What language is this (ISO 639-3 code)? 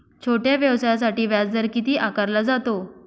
mar